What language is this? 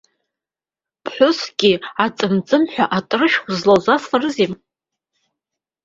Abkhazian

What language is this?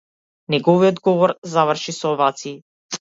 Macedonian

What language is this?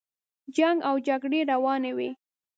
Pashto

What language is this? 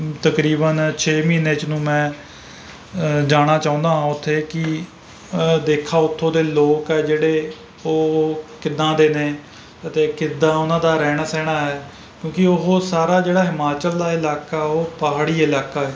Punjabi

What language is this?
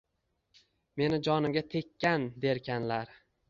Uzbek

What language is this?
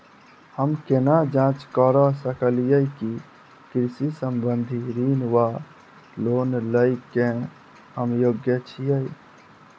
Maithili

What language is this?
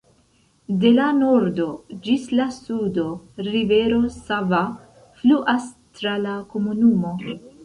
Esperanto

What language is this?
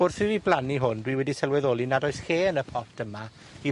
Welsh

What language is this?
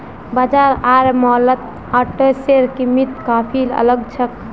Magahi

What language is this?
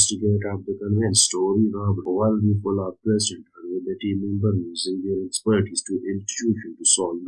English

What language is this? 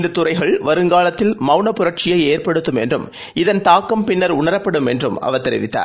Tamil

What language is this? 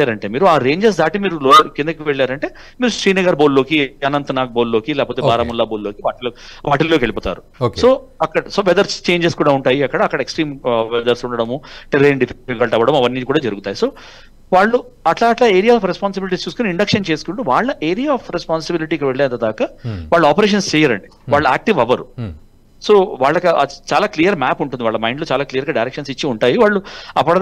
Telugu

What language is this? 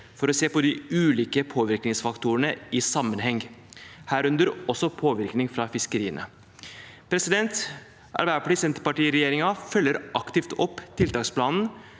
Norwegian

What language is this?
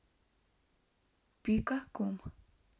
Russian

